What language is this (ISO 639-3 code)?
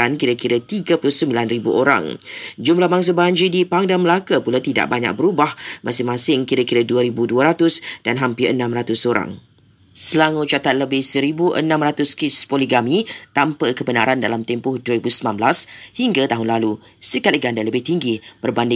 msa